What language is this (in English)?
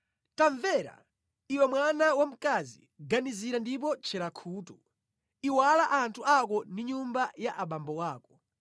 Nyanja